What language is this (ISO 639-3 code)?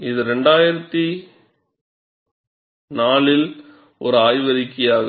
tam